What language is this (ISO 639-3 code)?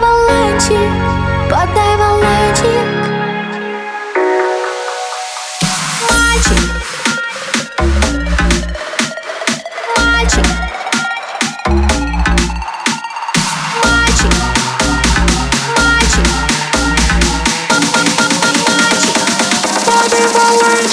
rus